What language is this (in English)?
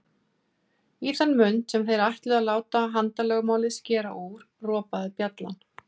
Icelandic